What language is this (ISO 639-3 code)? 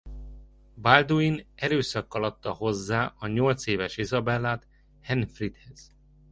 hun